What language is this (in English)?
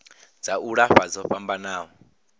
Venda